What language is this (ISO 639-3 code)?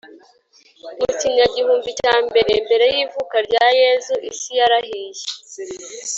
kin